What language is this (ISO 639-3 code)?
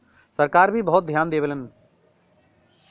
bho